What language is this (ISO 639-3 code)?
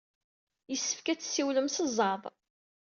kab